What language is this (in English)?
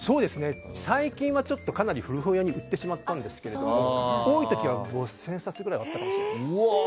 Japanese